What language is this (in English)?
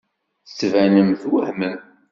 Kabyle